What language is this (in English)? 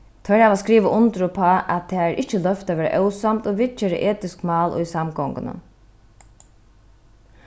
Faroese